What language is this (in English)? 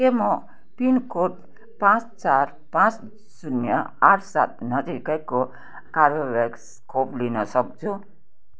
Nepali